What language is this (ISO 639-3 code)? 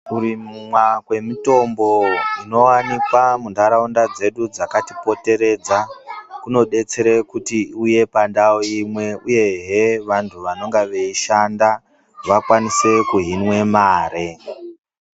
ndc